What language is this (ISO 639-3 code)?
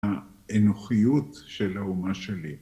heb